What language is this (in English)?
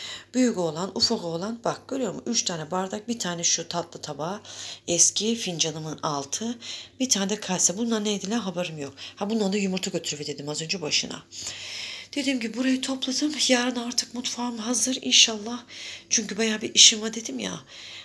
Turkish